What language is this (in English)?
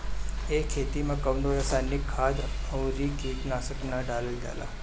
Bhojpuri